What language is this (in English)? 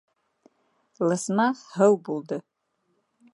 Bashkir